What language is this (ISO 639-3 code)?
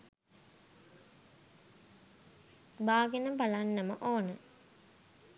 sin